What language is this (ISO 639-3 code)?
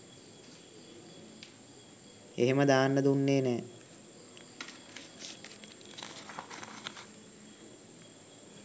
sin